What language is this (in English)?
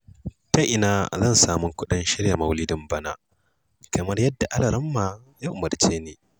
Hausa